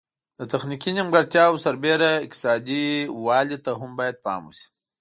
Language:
Pashto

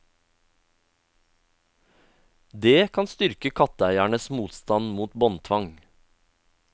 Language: Norwegian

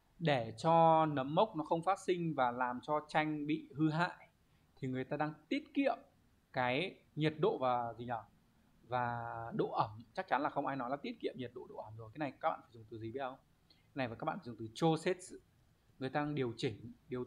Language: Vietnamese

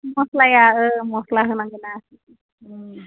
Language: Bodo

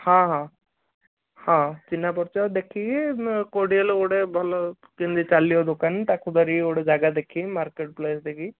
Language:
Odia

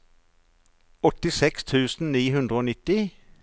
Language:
Norwegian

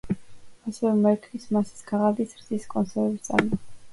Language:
Georgian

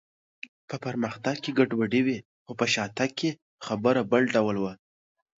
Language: Pashto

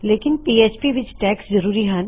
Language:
Punjabi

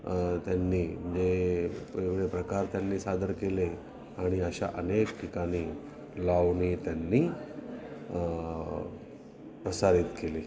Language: Marathi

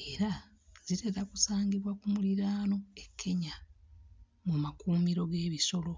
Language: Ganda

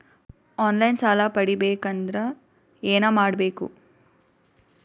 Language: Kannada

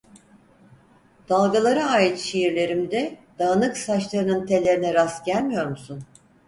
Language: Turkish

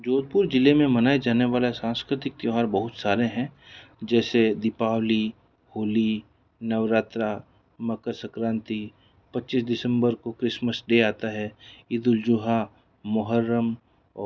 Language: Hindi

